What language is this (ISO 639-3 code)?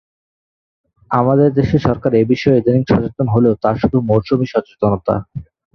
ben